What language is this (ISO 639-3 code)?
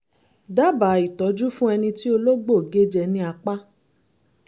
yor